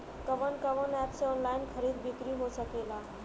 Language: Bhojpuri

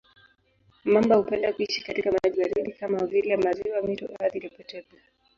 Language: Swahili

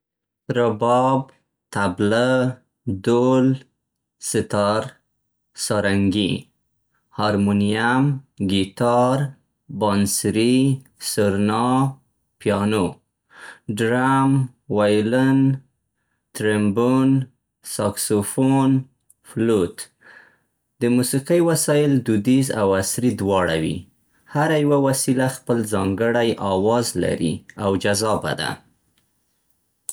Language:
Central Pashto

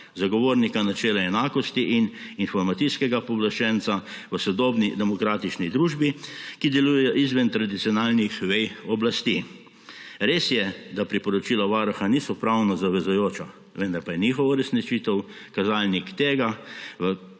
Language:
Slovenian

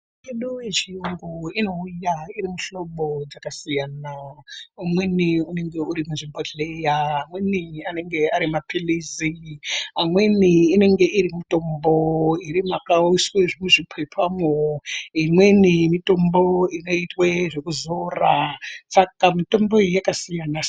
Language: Ndau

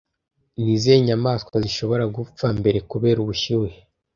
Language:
Kinyarwanda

